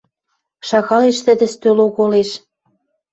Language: Western Mari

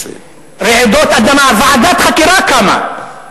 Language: Hebrew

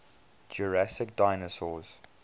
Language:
English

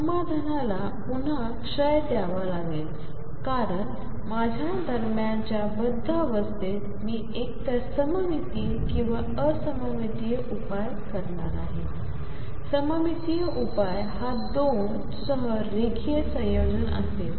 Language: Marathi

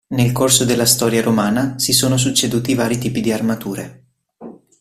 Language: Italian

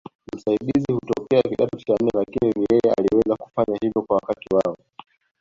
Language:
Swahili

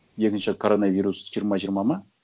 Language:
Kazakh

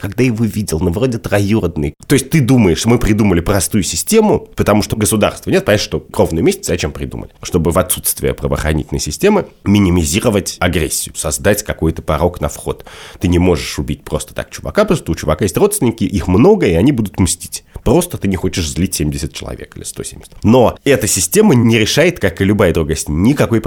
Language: Russian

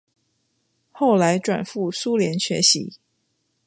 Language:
Chinese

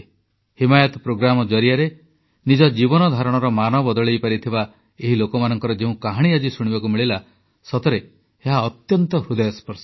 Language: Odia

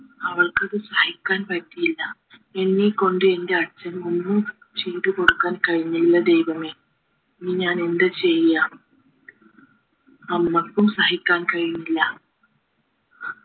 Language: Malayalam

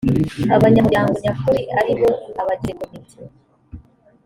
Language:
Kinyarwanda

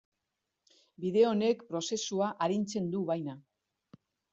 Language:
Basque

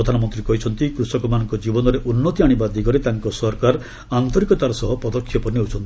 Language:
Odia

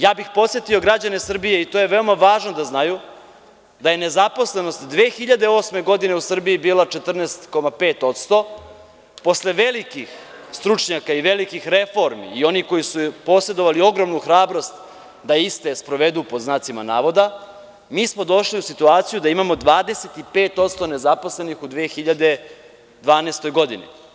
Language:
Serbian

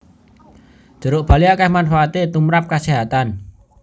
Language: Javanese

